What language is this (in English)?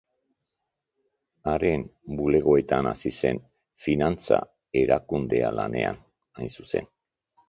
Basque